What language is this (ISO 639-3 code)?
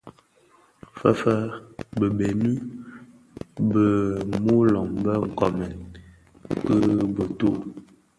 ksf